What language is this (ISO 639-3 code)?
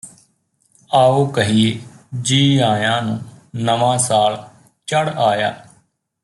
pan